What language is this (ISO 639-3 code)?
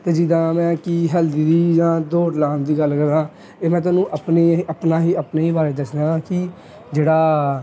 pan